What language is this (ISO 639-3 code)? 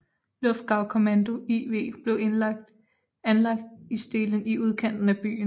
dan